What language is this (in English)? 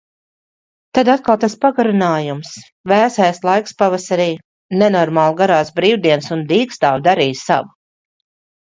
Latvian